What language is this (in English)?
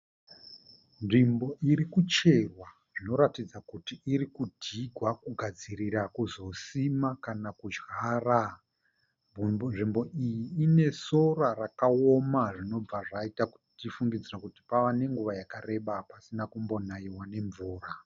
Shona